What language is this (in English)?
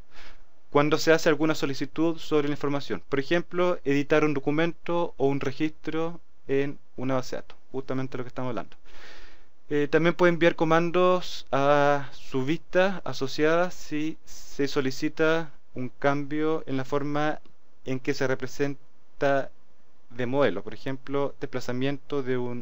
Spanish